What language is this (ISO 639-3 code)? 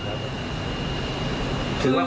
tha